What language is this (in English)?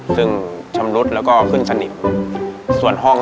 Thai